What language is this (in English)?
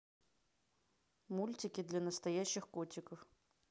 Russian